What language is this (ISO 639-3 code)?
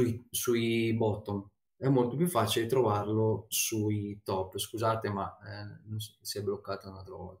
ita